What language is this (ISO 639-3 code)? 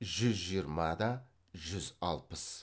kaz